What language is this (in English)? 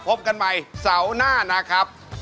Thai